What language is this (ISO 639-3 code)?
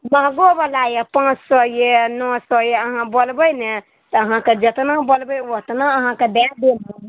mai